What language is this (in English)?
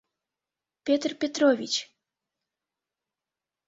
Mari